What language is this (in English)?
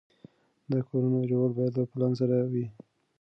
Pashto